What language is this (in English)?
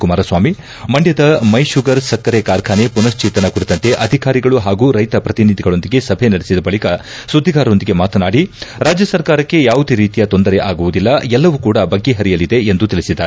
Kannada